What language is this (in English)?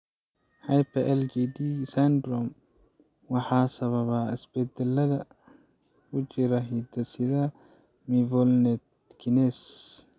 Somali